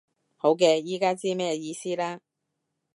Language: Cantonese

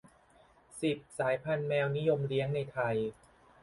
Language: Thai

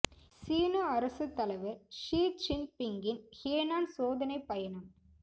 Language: Tamil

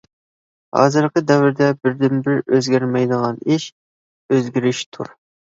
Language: Uyghur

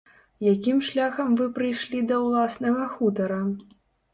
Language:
Belarusian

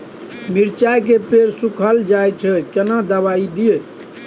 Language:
Maithili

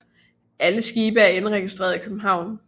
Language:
Danish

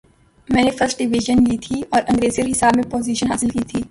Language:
Urdu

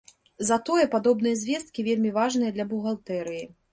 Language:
Belarusian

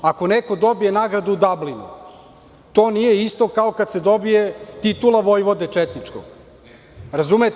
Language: Serbian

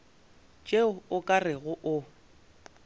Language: Northern Sotho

